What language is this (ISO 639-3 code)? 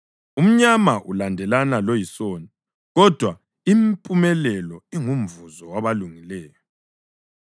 nde